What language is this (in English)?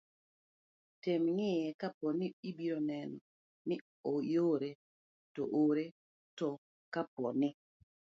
Luo (Kenya and Tanzania)